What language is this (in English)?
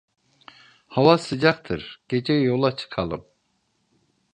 Turkish